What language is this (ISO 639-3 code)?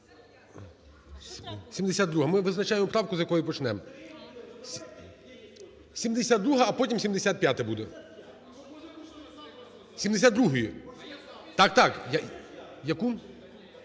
ukr